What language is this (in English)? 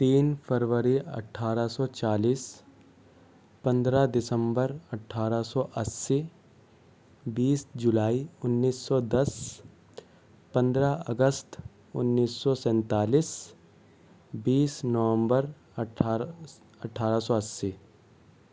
Urdu